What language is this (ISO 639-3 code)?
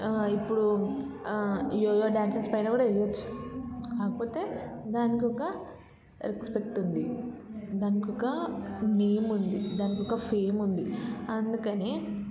tel